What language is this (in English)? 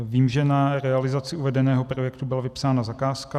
Czech